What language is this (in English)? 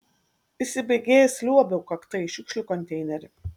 Lithuanian